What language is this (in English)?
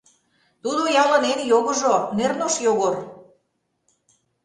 Mari